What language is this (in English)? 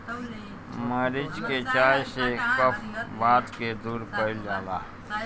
Bhojpuri